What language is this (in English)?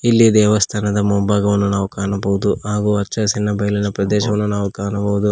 Kannada